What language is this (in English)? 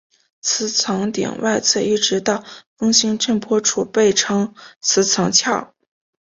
Chinese